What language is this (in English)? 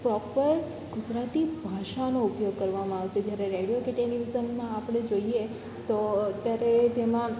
Gujarati